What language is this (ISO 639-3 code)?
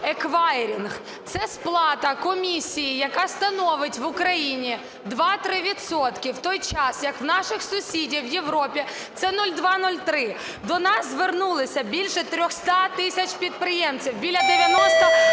ukr